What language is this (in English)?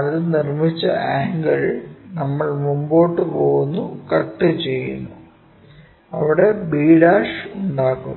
Malayalam